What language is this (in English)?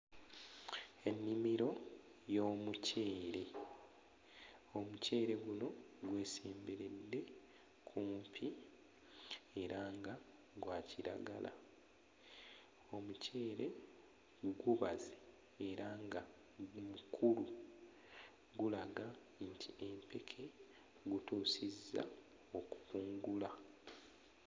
Ganda